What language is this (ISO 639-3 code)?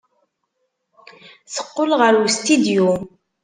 kab